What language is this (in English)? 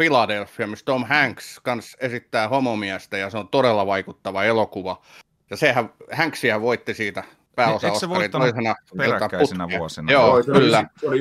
Finnish